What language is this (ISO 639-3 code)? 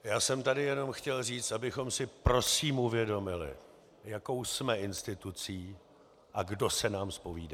ces